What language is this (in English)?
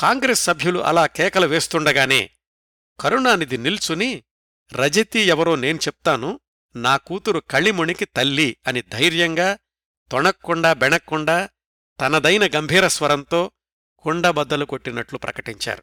Telugu